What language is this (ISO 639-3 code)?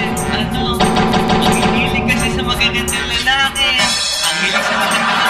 fil